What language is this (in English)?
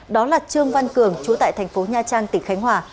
Vietnamese